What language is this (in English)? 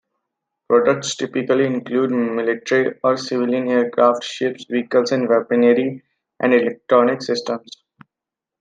English